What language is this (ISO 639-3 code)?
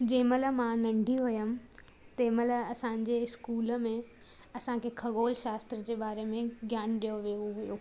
snd